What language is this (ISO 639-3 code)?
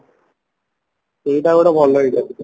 ori